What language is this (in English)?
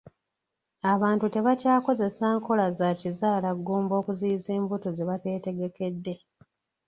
Ganda